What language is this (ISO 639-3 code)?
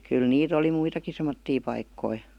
fin